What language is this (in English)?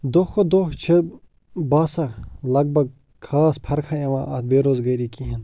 Kashmiri